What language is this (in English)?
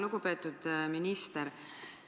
Estonian